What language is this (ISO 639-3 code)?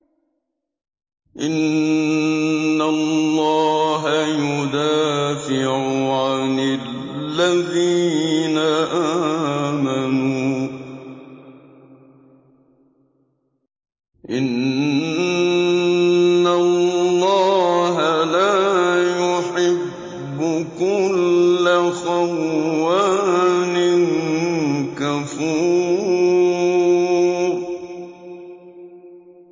ara